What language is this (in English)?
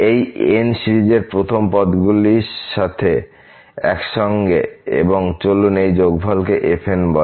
Bangla